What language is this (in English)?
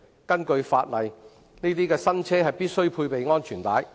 Cantonese